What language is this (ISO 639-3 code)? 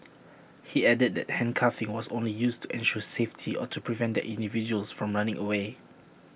eng